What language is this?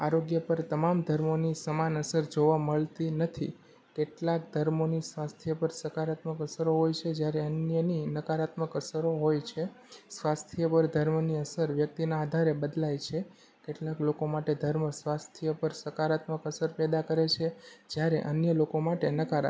Gujarati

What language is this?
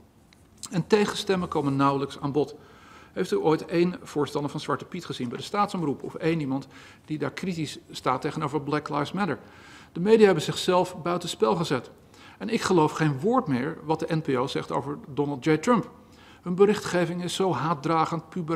Dutch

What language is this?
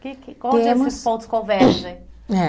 Portuguese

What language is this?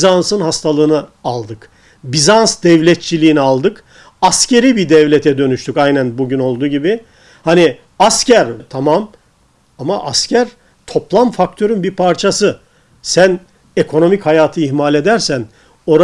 Turkish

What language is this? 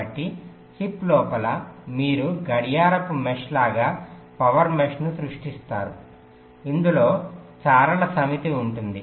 Telugu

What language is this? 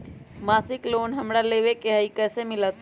Magahi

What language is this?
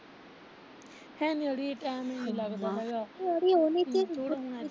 Punjabi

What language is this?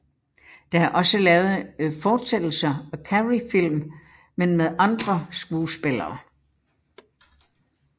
Danish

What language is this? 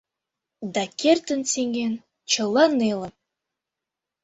Mari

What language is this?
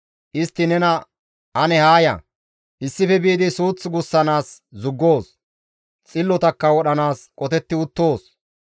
Gamo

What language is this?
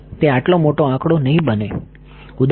Gujarati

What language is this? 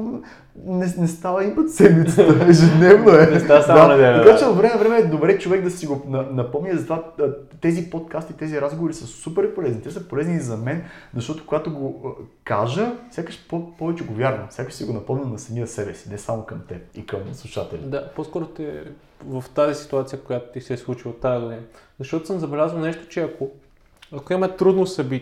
Bulgarian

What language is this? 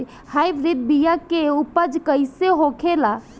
Bhojpuri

